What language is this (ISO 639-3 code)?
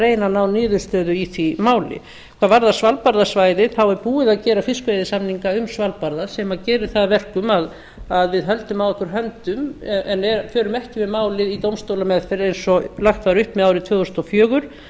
isl